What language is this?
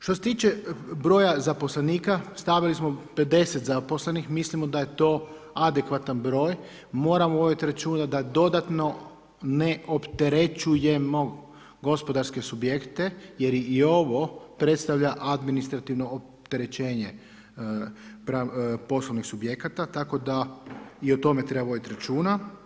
Croatian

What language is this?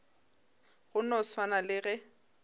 Northern Sotho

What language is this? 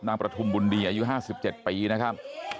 Thai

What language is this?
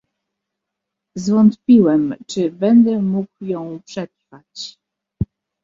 Polish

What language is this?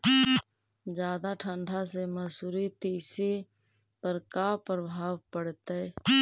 Magahi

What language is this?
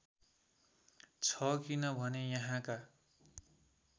Nepali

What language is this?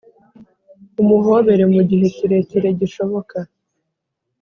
Kinyarwanda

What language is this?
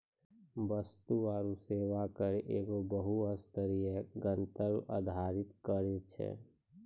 Maithili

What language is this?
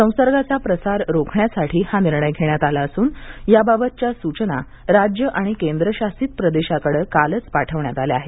Marathi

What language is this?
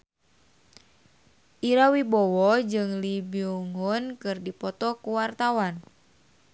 Sundanese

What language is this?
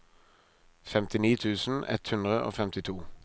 Norwegian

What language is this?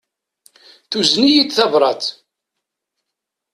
Kabyle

